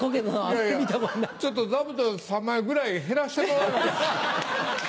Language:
Japanese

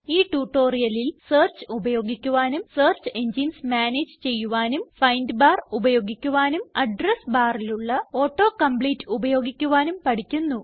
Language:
Malayalam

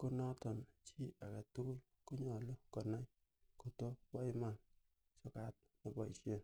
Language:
Kalenjin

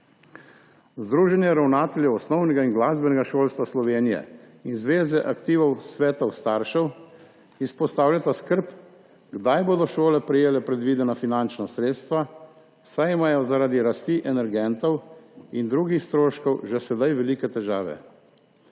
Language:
Slovenian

